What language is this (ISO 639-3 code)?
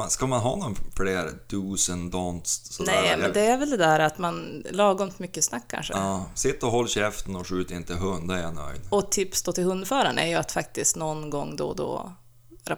swe